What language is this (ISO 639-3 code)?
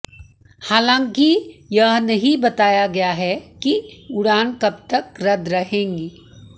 hin